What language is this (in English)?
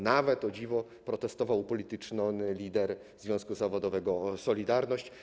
Polish